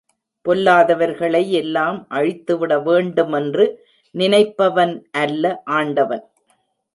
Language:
Tamil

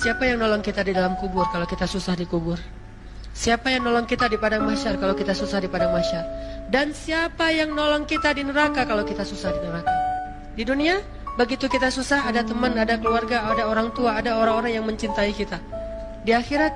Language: Indonesian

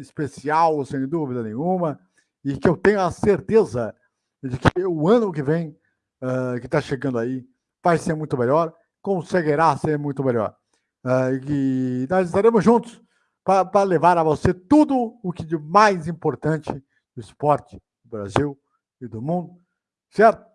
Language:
Portuguese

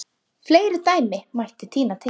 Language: Icelandic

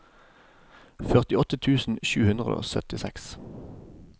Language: Norwegian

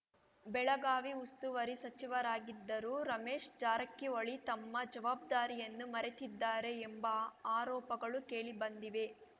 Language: Kannada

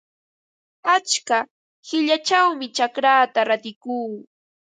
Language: Ambo-Pasco Quechua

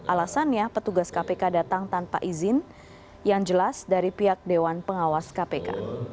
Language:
Indonesian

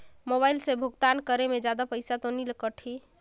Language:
Chhattisgarhi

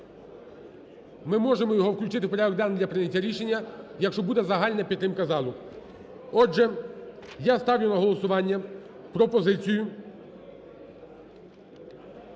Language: Ukrainian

